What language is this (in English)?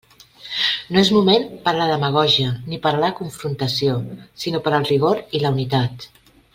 Catalan